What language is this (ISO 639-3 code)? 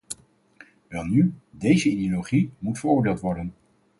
nld